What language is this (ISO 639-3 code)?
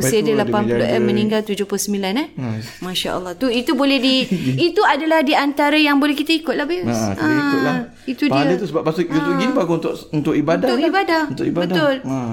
msa